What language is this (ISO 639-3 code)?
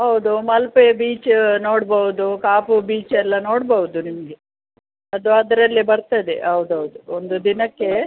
kan